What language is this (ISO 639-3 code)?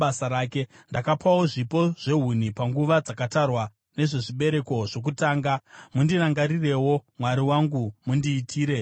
sna